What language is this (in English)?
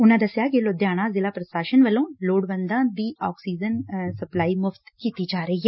Punjabi